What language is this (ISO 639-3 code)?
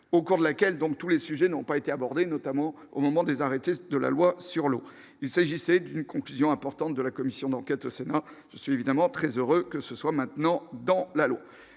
fra